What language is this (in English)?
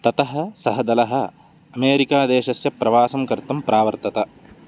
Sanskrit